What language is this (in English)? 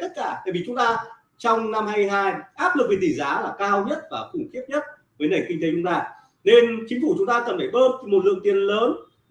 Vietnamese